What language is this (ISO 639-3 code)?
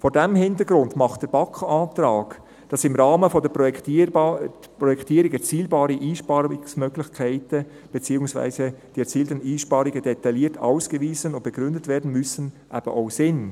gsw